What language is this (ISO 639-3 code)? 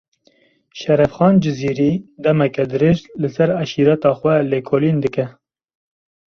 kur